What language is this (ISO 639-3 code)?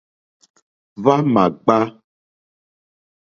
bri